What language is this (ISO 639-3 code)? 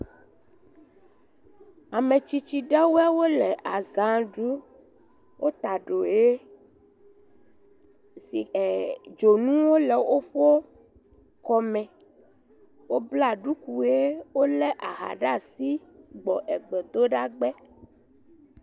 ewe